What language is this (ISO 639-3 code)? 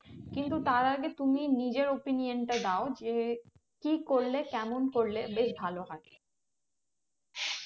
ben